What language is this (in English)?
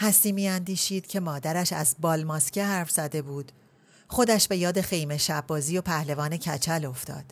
Persian